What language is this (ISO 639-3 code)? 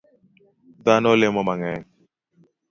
luo